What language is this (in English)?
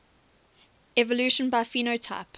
English